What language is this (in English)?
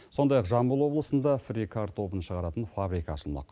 Kazakh